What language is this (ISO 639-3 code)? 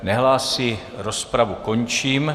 ces